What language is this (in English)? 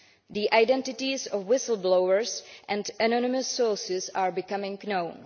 English